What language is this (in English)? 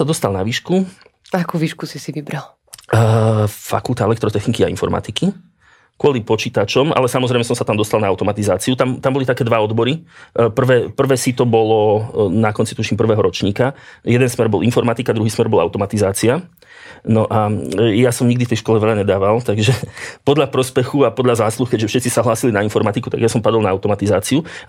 Slovak